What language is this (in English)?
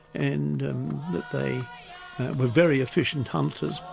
English